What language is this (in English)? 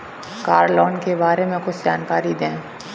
Hindi